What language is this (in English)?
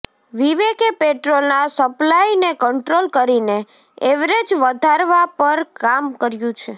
Gujarati